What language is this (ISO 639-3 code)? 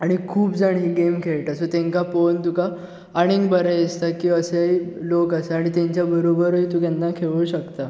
kok